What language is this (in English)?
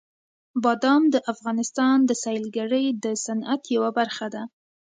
Pashto